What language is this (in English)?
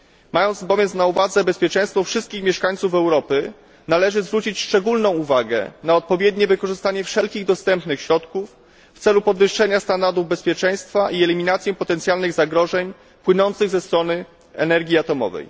Polish